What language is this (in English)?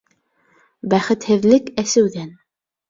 Bashkir